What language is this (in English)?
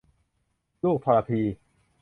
Thai